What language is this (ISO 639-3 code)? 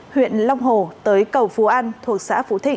vie